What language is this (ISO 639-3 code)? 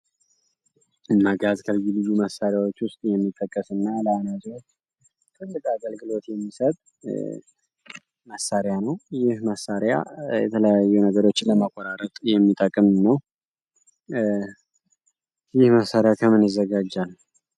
amh